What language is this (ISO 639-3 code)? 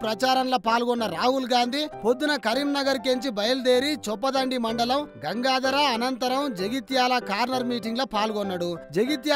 hin